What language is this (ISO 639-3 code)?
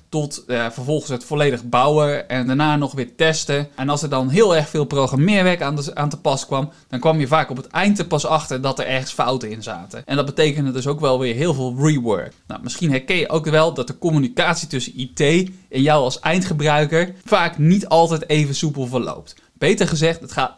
nld